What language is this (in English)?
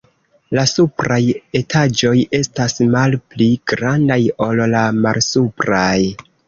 Esperanto